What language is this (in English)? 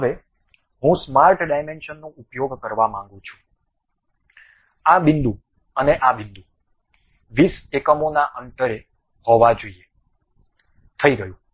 Gujarati